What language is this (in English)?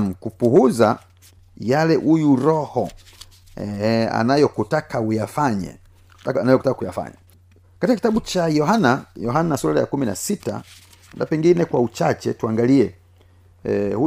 Swahili